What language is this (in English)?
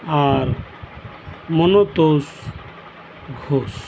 Santali